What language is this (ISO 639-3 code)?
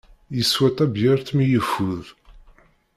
kab